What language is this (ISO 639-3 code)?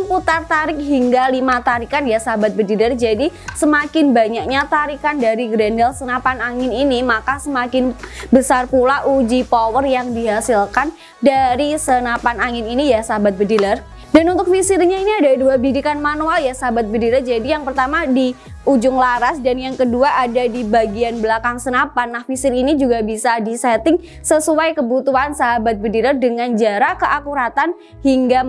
ind